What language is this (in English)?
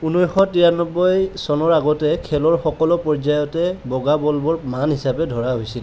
Assamese